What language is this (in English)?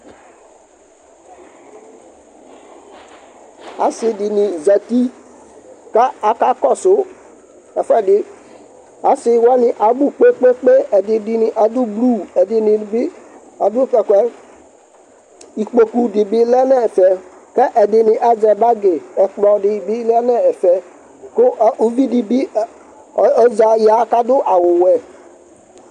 Ikposo